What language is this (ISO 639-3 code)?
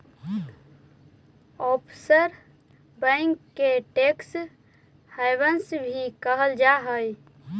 mag